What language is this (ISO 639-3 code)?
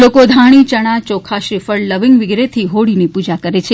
guj